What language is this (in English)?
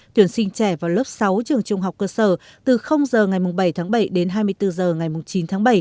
Vietnamese